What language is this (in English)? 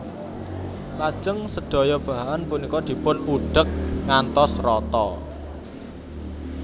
Javanese